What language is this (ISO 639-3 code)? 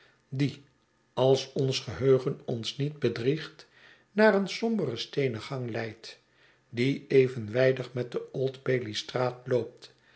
nld